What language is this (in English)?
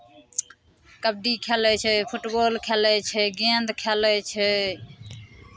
Maithili